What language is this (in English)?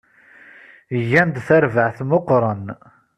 Kabyle